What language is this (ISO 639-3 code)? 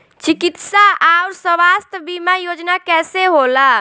bho